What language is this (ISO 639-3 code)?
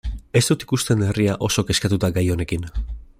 eus